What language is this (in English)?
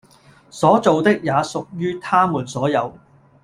Cantonese